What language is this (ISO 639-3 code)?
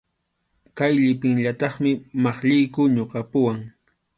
qxu